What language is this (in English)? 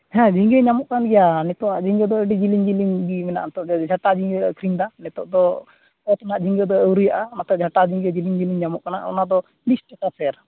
Santali